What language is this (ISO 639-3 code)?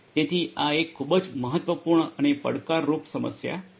guj